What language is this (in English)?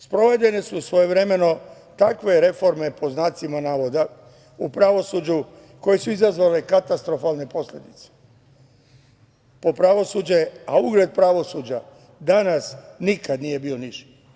Serbian